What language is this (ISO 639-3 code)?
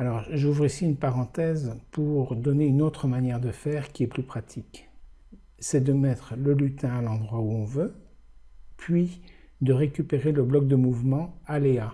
fra